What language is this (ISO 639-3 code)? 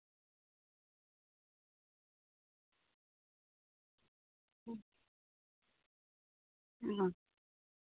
sat